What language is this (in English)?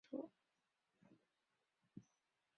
Chinese